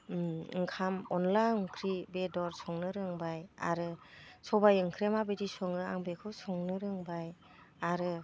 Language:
Bodo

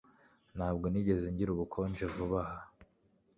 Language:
Kinyarwanda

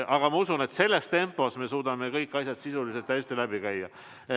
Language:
Estonian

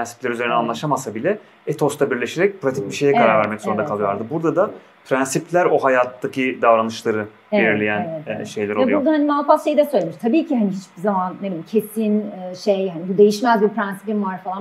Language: Turkish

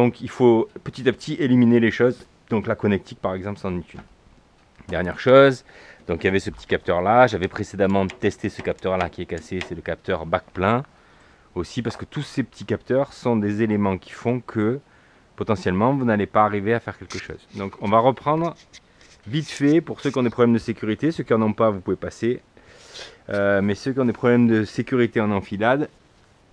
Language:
French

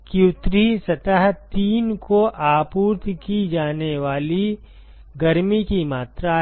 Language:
Hindi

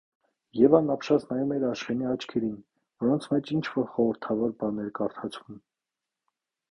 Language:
Armenian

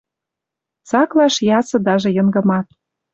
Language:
Western Mari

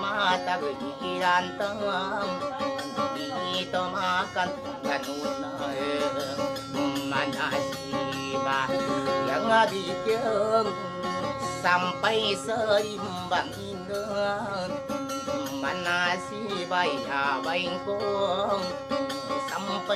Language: Indonesian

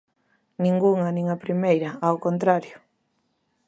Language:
Galician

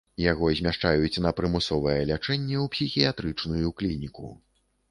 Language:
Belarusian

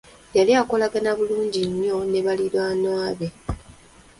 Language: Ganda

